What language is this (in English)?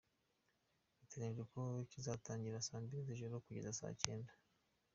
Kinyarwanda